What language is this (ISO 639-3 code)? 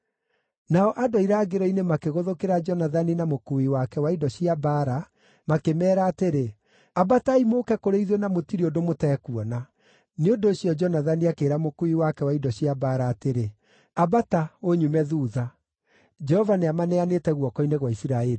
kik